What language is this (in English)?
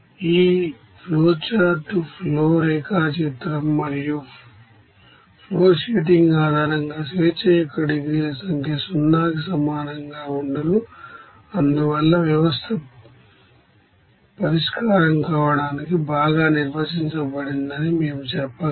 Telugu